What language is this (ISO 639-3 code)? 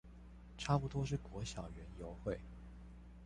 zho